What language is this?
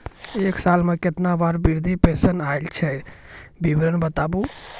Maithili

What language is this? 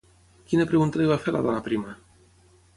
Catalan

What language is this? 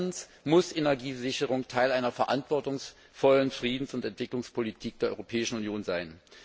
German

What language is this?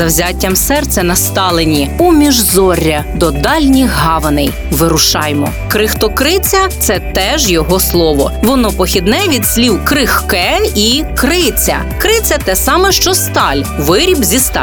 Ukrainian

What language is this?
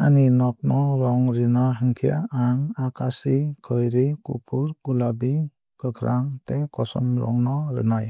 Kok Borok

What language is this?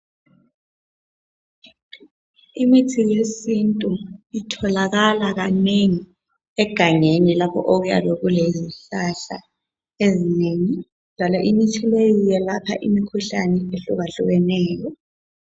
North Ndebele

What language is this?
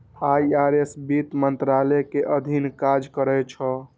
Maithili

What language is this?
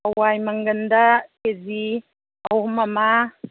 Manipuri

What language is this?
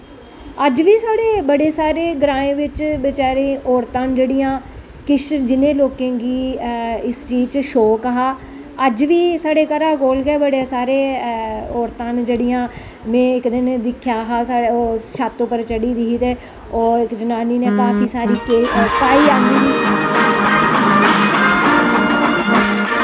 Dogri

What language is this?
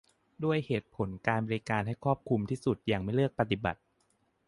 Thai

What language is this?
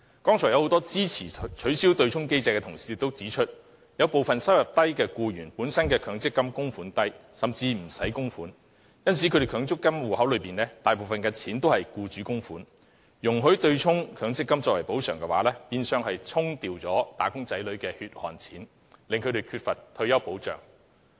Cantonese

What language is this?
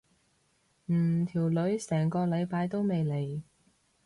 Cantonese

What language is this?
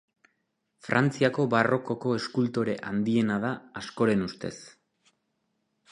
Basque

